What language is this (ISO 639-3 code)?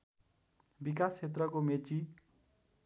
nep